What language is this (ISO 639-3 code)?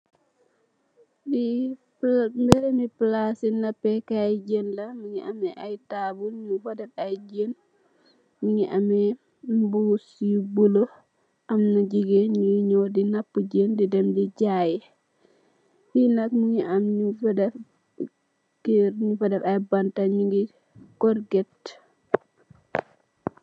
wol